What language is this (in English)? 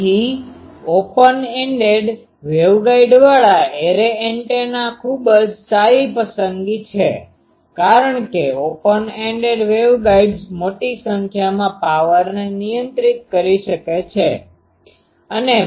Gujarati